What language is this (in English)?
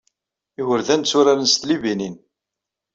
Kabyle